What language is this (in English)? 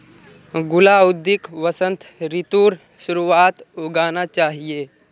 Magahi